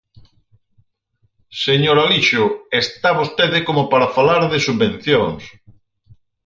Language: Galician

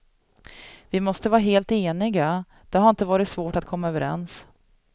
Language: Swedish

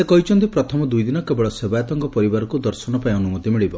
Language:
Odia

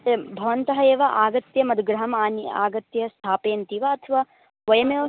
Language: Sanskrit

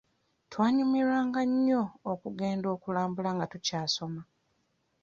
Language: Ganda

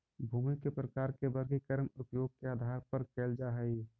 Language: Magahi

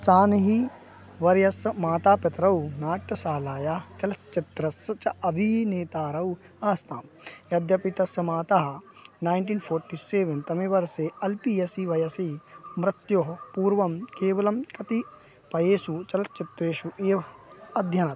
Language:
Sanskrit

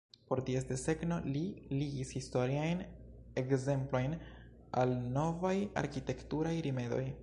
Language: Esperanto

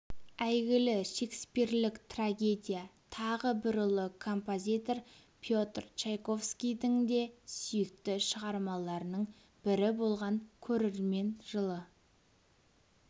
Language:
Kazakh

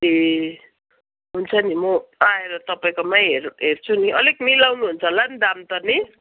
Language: Nepali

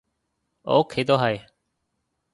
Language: Cantonese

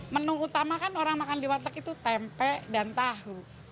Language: Indonesian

